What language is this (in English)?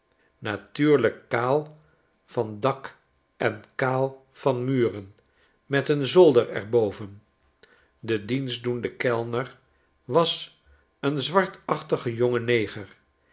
Dutch